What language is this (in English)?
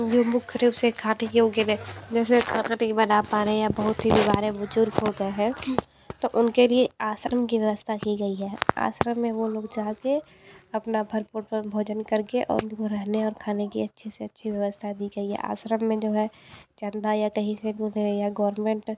Hindi